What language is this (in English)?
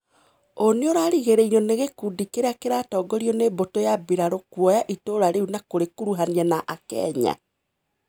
Kikuyu